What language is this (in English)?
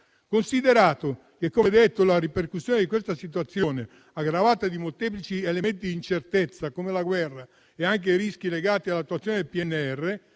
Italian